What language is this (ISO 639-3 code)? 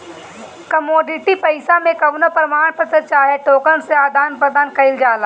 bho